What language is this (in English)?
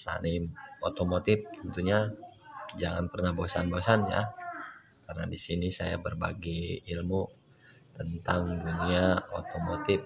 Indonesian